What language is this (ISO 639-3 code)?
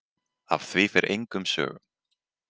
isl